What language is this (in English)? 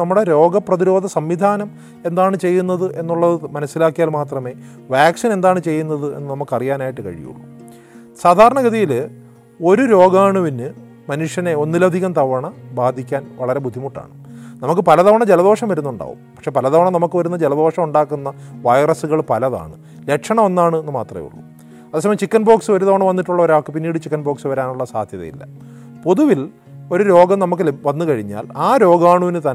Malayalam